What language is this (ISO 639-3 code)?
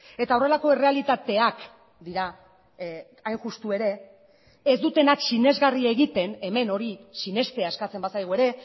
eus